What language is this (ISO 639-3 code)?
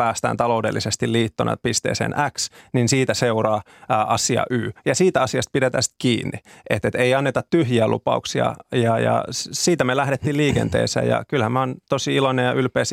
fin